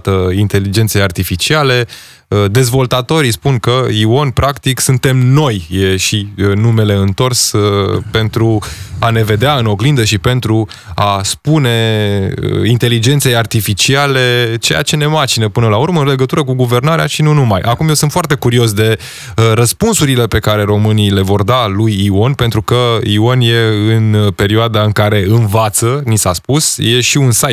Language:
Romanian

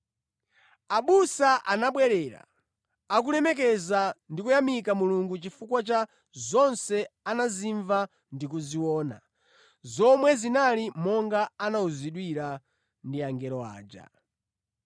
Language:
Nyanja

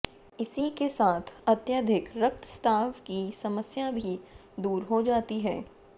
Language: Hindi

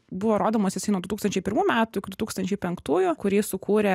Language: Lithuanian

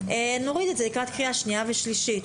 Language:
Hebrew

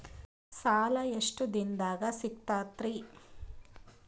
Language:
Kannada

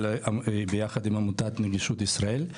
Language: Hebrew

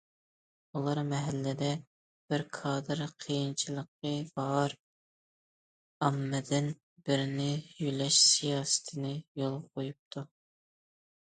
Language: Uyghur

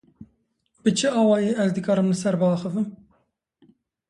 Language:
Kurdish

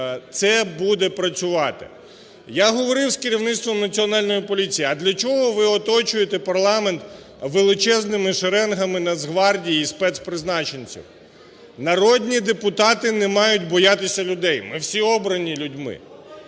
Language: Ukrainian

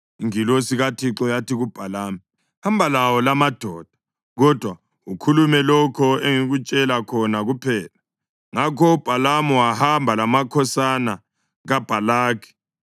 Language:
North Ndebele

